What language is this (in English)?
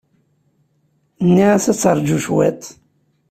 Kabyle